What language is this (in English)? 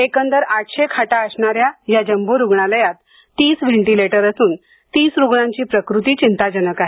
Marathi